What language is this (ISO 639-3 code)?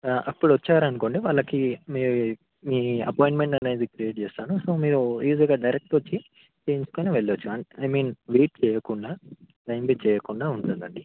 tel